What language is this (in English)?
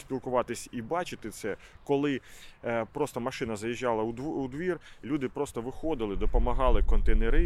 Ukrainian